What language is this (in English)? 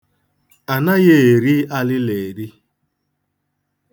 Igbo